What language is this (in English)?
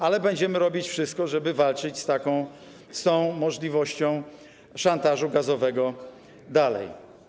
Polish